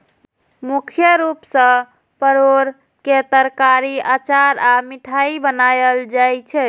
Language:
Maithili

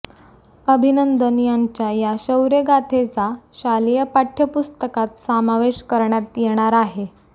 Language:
Marathi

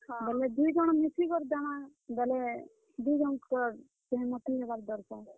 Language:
Odia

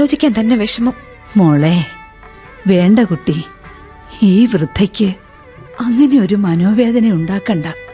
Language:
Malayalam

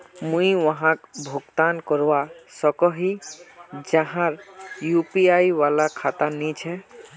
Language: Magahi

